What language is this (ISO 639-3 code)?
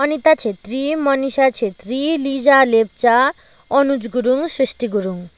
nep